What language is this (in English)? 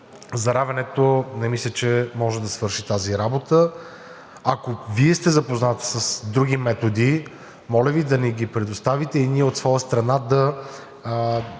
Bulgarian